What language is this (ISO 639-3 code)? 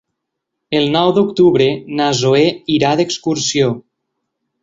cat